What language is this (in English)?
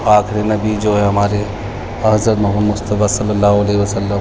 Urdu